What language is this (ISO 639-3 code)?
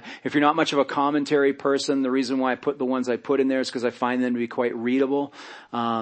eng